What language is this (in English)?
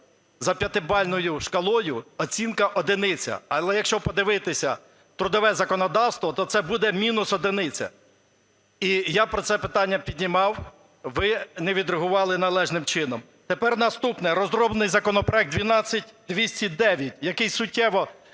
Ukrainian